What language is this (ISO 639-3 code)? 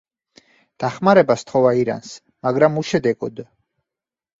kat